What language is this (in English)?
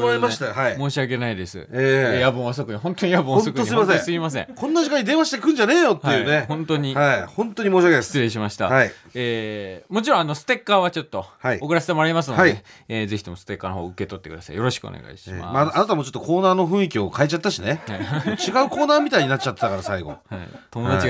Japanese